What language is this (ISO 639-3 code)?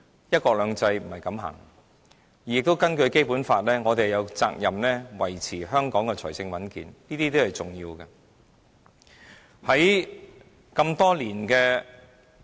yue